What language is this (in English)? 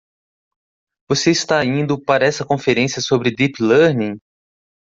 Portuguese